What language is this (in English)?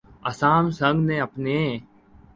Urdu